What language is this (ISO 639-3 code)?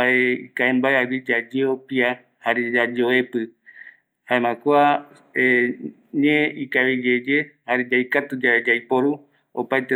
gui